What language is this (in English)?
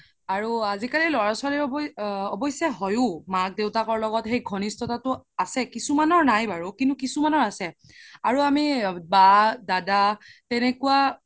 Assamese